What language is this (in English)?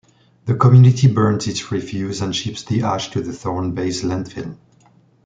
English